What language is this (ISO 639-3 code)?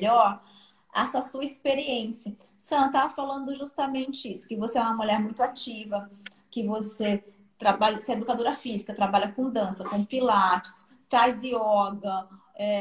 por